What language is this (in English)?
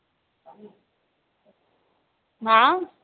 Marathi